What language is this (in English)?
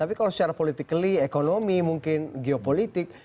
Indonesian